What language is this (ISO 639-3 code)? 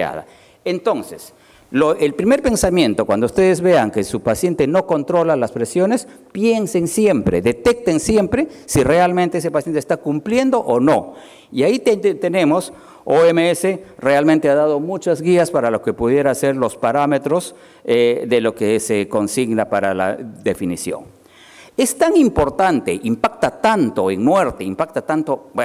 spa